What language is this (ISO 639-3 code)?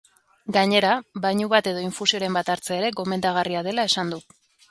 eus